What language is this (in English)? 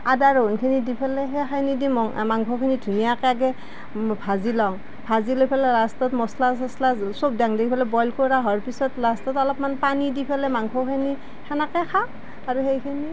Assamese